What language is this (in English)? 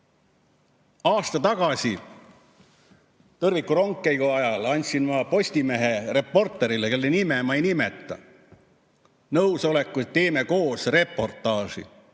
Estonian